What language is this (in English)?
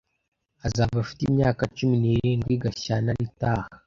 Kinyarwanda